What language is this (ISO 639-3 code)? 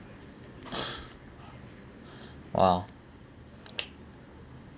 eng